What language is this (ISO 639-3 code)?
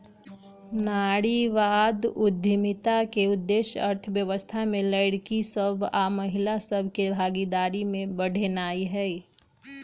mag